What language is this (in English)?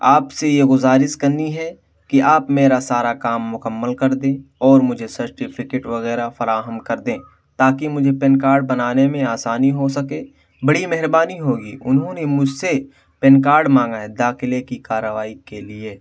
Urdu